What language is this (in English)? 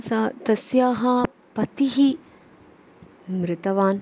Sanskrit